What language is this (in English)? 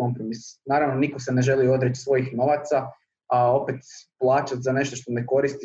Croatian